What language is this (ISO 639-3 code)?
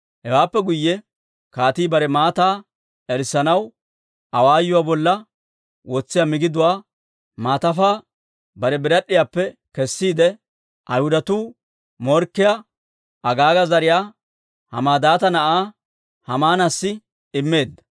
dwr